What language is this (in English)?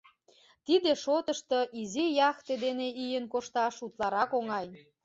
Mari